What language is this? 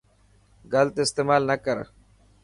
Dhatki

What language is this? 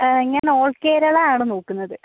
Malayalam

